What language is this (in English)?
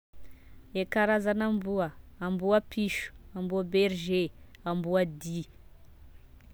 Tesaka Malagasy